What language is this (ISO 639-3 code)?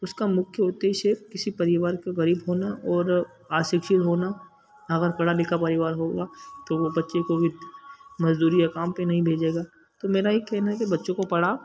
hin